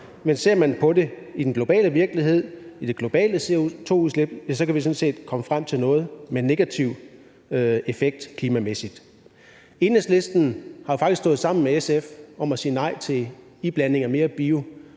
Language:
Danish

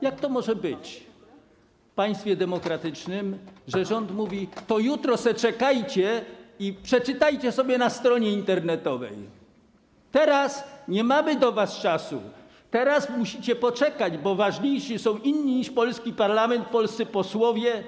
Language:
Polish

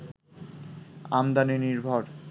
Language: Bangla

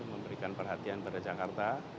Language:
Indonesian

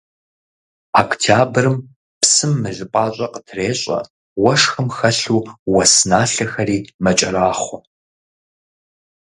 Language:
Kabardian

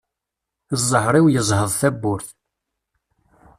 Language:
Kabyle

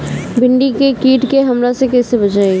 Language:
Bhojpuri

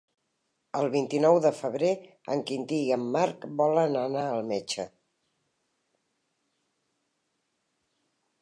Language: Catalan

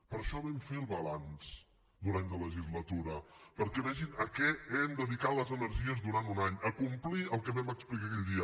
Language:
Catalan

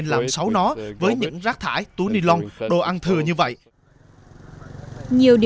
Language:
Vietnamese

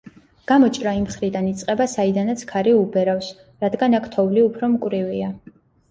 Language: Georgian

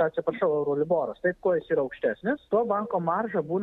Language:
Lithuanian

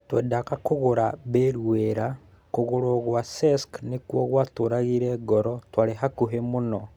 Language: Kikuyu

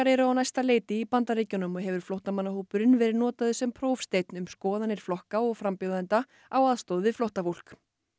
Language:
Icelandic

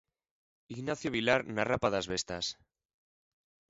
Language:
Galician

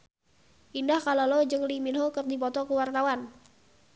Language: Sundanese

